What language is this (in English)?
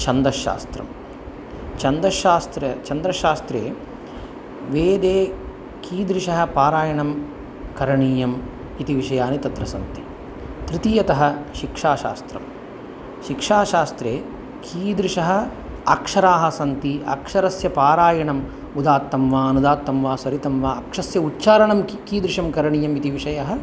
Sanskrit